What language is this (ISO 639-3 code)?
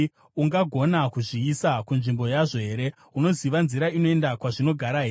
sna